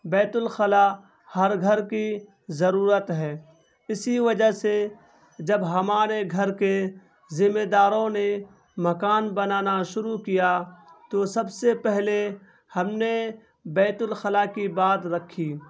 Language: Urdu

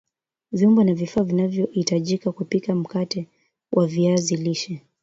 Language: Swahili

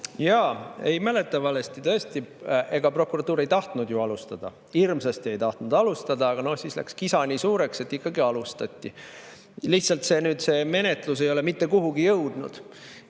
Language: Estonian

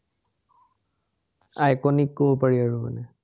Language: Assamese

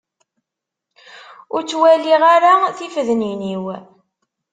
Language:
Kabyle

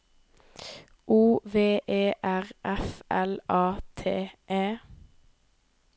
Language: Norwegian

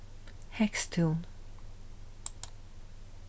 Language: Faroese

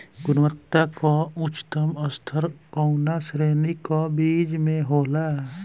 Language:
Bhojpuri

